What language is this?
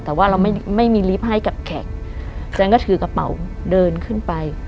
Thai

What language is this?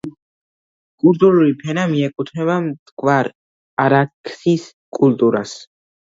Georgian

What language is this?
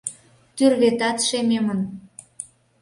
Mari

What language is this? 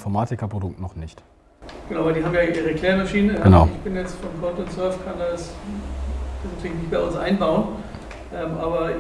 German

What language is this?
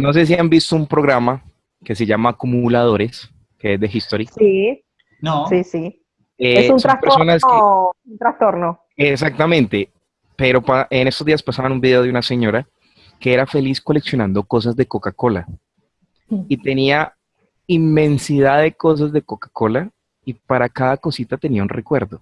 Spanish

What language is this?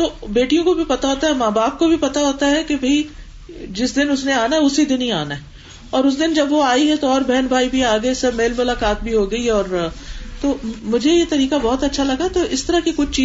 Urdu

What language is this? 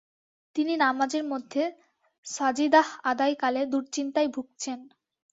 Bangla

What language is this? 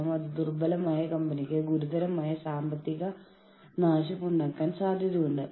Malayalam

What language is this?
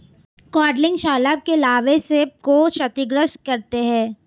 Hindi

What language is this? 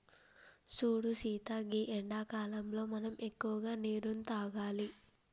Telugu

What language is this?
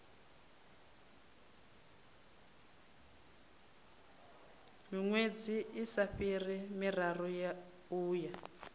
Venda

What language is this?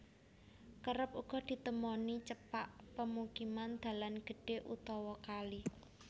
Javanese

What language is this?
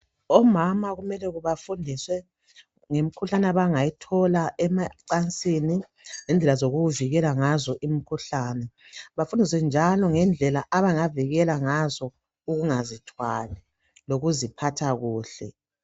North Ndebele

